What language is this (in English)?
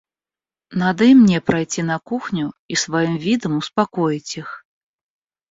Russian